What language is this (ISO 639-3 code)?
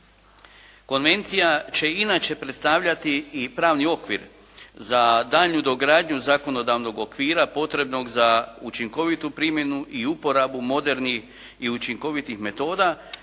hrv